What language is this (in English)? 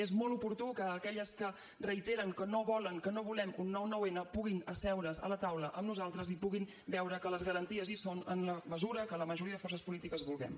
Catalan